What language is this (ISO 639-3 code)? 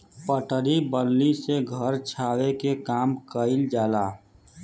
bho